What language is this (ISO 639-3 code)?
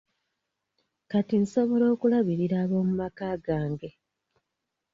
lug